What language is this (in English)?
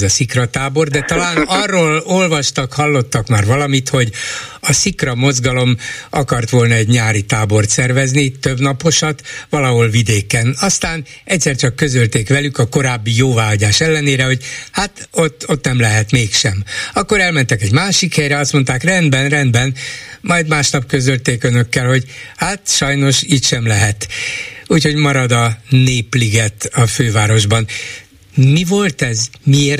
Hungarian